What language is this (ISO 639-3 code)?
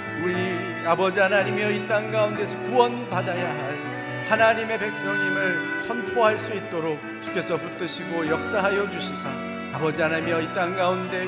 kor